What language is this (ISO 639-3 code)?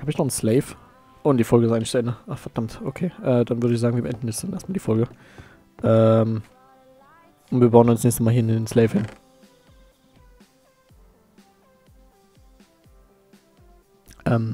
deu